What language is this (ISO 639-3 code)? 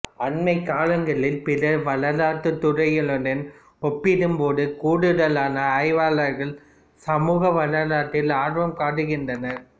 tam